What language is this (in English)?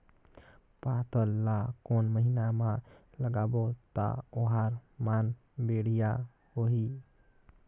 Chhattisgarhi